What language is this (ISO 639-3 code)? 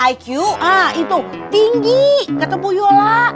ind